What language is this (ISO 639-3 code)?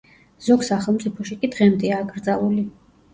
kat